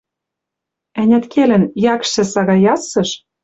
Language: Western Mari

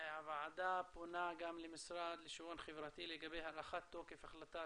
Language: Hebrew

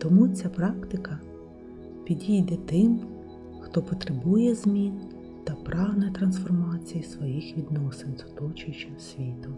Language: Ukrainian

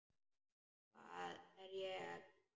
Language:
Icelandic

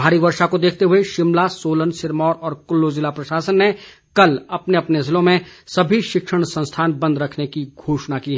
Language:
Hindi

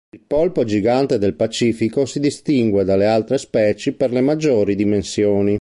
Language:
Italian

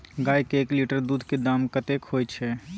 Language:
Maithili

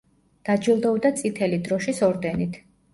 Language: Georgian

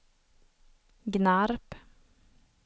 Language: Swedish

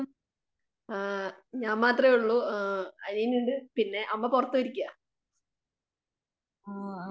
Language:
Malayalam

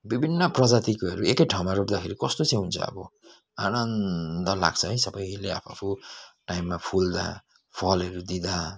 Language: Nepali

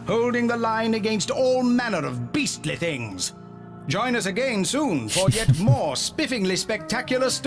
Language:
German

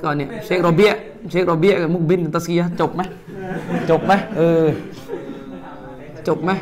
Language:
Thai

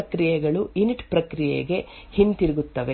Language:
Kannada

